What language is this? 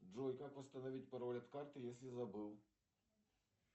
Russian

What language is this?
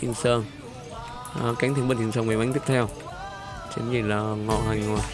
Vietnamese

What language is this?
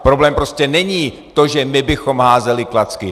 Czech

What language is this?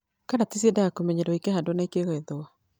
Kikuyu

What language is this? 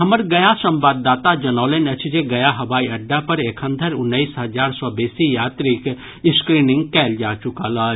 Maithili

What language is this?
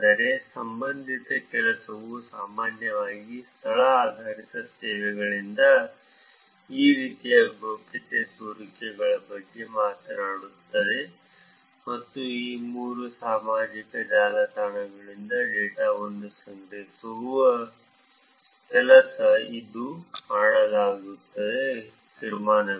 Kannada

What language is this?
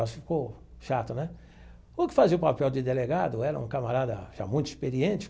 Portuguese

